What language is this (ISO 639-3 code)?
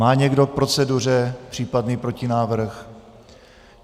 ces